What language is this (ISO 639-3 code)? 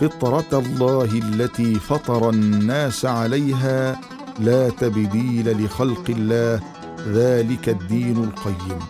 ara